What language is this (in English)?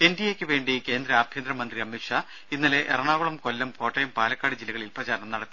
Malayalam